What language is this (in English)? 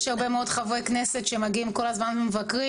Hebrew